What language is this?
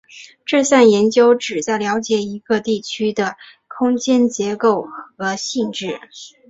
Chinese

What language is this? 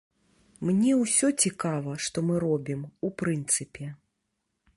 Belarusian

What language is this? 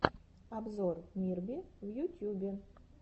Russian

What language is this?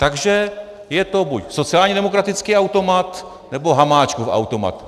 Czech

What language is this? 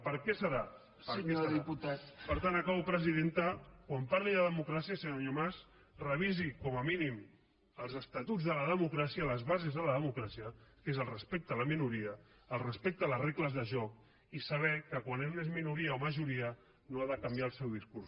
Catalan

